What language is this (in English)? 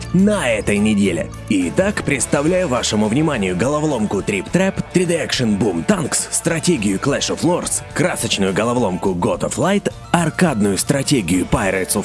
Russian